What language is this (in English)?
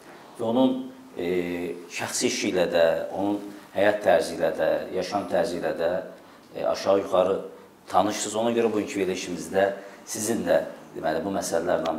Turkish